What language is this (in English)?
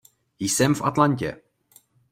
Czech